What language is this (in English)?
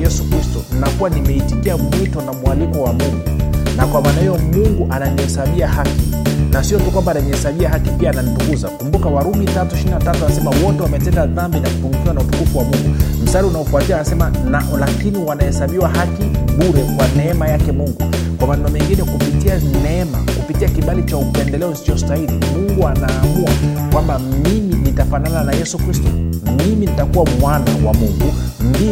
Swahili